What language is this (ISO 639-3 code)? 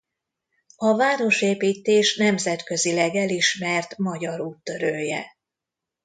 hun